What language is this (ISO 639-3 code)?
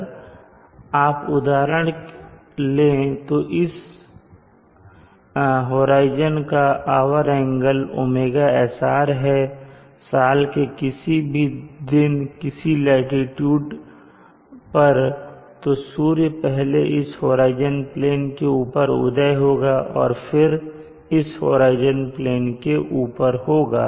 hin